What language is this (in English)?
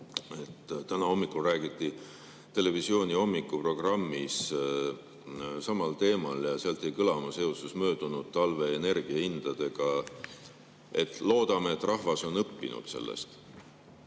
Estonian